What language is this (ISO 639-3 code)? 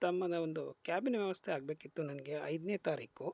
kan